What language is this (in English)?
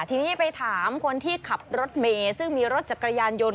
Thai